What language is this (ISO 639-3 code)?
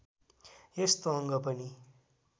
nep